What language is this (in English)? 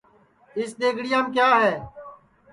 Sansi